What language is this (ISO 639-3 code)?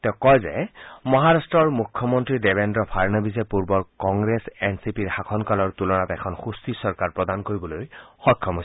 asm